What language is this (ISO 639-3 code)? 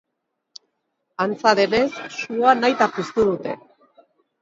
eus